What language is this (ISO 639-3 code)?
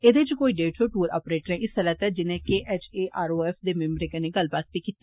doi